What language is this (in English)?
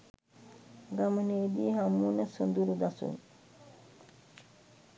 Sinhala